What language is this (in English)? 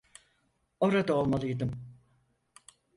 Turkish